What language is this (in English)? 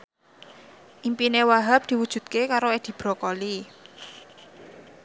Javanese